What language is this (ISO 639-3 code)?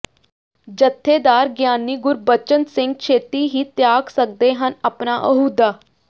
pan